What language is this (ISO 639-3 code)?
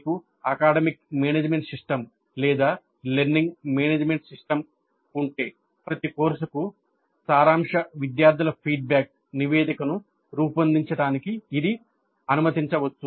tel